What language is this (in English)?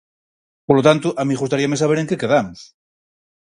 Galician